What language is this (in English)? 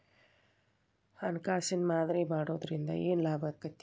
Kannada